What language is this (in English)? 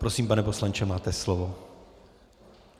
Czech